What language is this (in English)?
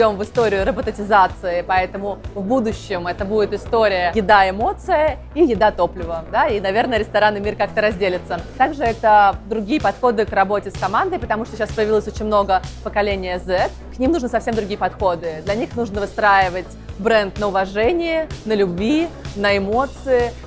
Russian